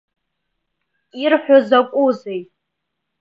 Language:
Abkhazian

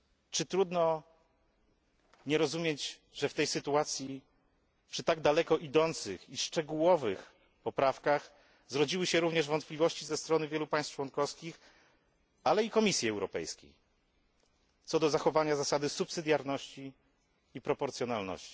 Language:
Polish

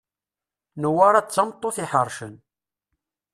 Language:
Kabyle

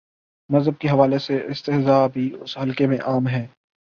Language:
Urdu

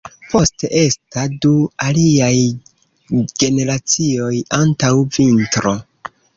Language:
Esperanto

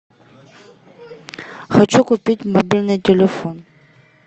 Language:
Russian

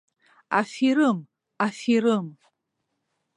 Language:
Abkhazian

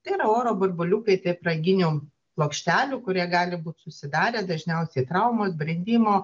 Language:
Lithuanian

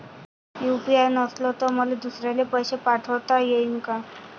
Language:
Marathi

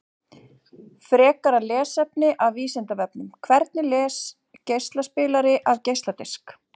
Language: Icelandic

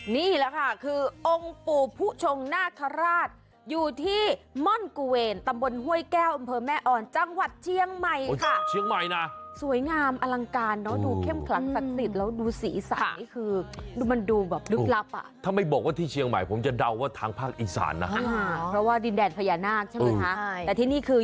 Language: Thai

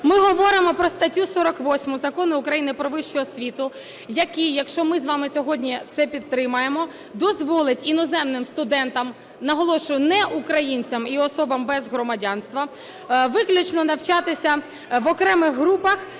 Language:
Ukrainian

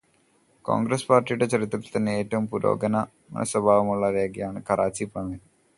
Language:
Malayalam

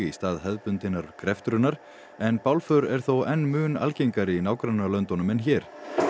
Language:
Icelandic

